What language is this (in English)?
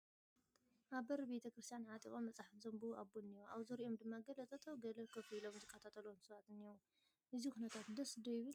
Tigrinya